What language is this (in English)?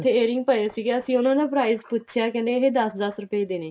Punjabi